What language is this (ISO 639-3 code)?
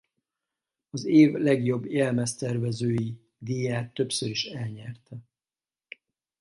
hun